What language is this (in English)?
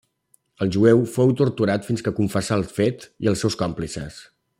Catalan